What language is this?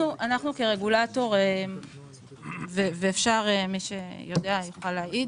Hebrew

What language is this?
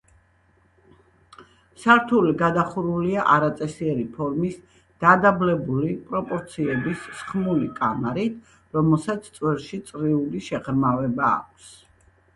Georgian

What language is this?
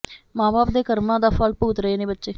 Punjabi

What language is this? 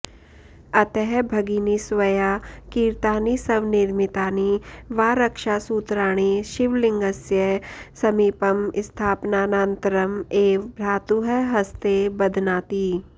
Sanskrit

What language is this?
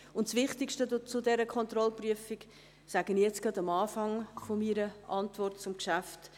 Swiss German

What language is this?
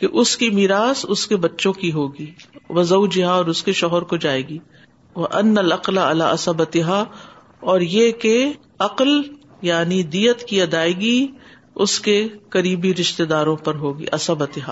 Urdu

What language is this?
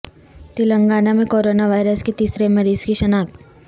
Urdu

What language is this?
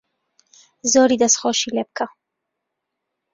Central Kurdish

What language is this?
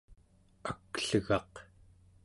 Central Yupik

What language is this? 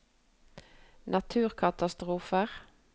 Norwegian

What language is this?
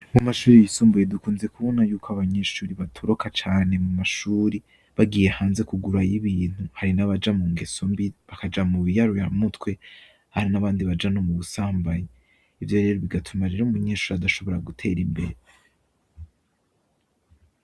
Rundi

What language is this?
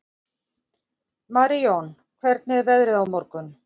Icelandic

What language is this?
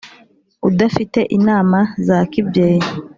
Kinyarwanda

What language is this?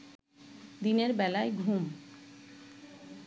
Bangla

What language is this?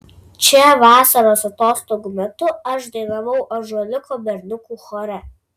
Lithuanian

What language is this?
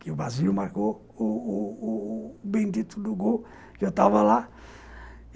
Portuguese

